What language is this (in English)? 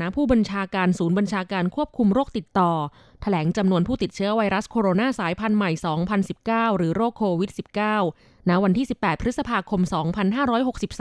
Thai